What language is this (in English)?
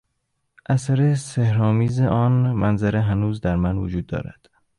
Persian